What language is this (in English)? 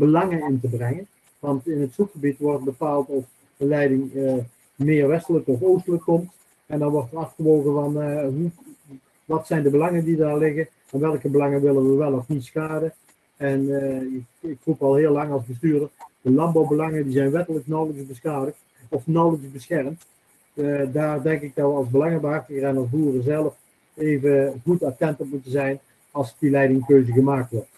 Dutch